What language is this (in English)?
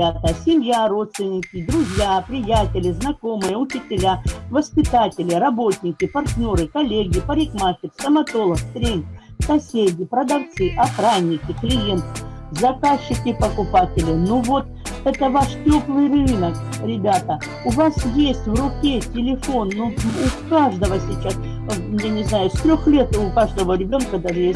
Russian